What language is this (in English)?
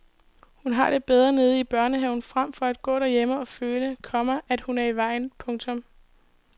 Danish